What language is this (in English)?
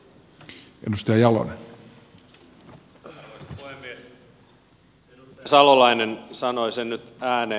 Finnish